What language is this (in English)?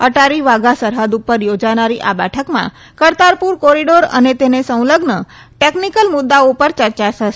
Gujarati